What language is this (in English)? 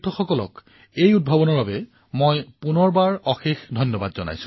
Assamese